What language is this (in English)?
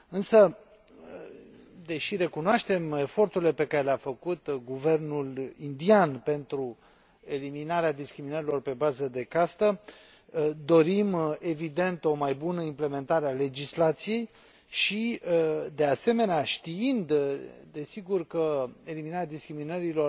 Romanian